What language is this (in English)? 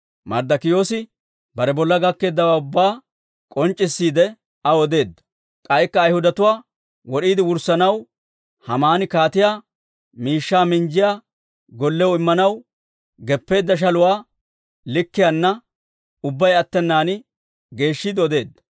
Dawro